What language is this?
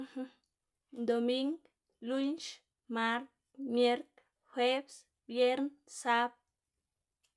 Xanaguía Zapotec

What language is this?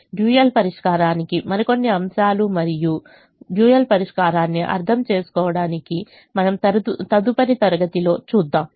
Telugu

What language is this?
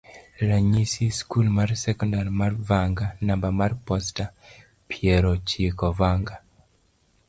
Luo (Kenya and Tanzania)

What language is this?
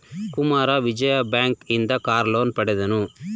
Kannada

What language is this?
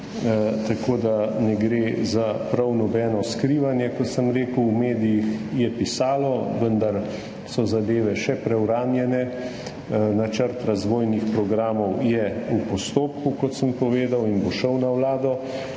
Slovenian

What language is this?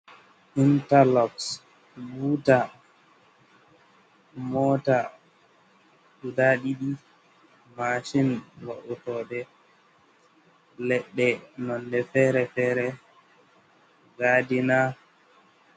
Fula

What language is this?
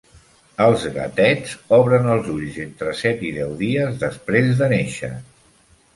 Catalan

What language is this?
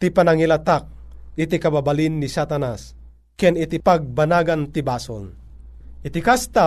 Filipino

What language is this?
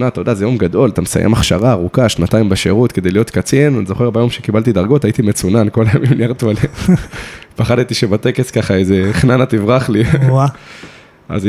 Hebrew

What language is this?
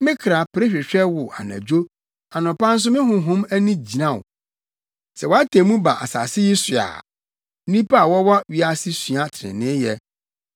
Akan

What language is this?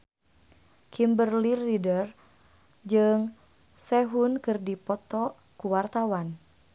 Sundanese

